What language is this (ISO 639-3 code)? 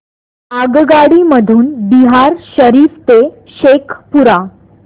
mar